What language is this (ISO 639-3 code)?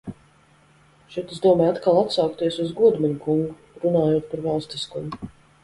lav